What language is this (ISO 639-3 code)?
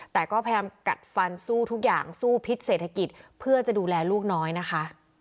tha